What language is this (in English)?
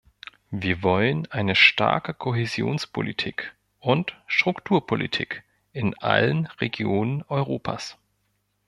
German